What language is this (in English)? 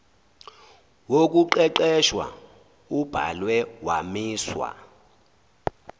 Zulu